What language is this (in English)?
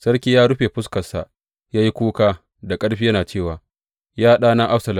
Hausa